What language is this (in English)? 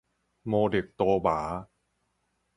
Min Nan Chinese